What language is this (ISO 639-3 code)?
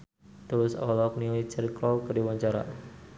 sun